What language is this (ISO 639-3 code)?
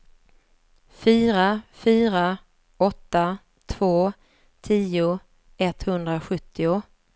swe